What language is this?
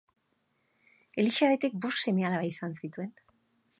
Basque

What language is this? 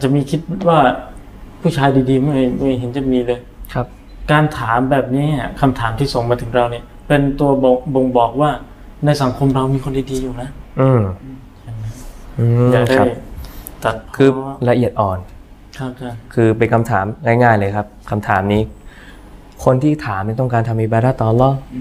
Thai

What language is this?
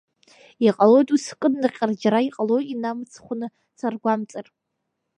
Abkhazian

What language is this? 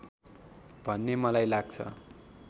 Nepali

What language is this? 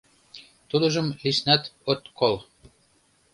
Mari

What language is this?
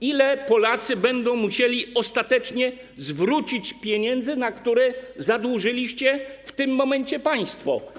Polish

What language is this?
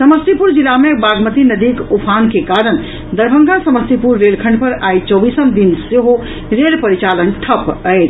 Maithili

